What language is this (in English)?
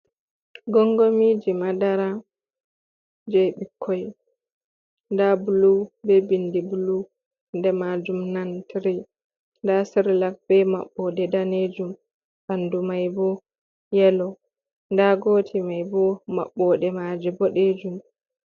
Fula